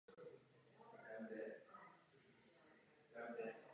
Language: Czech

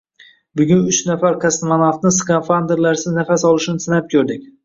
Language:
Uzbek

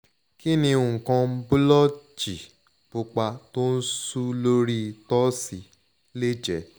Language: Yoruba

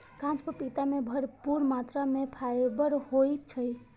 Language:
Maithili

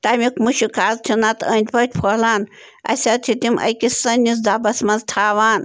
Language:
Kashmiri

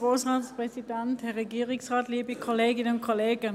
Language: Swiss German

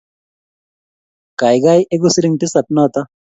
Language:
Kalenjin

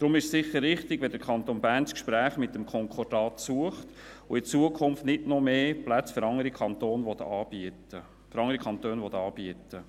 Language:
Swiss German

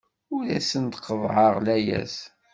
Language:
Kabyle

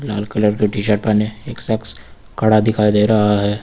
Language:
Hindi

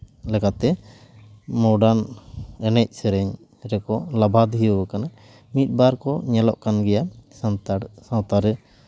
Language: Santali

